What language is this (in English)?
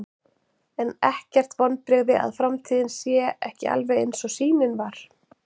Icelandic